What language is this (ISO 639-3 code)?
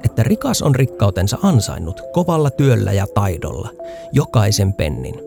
fin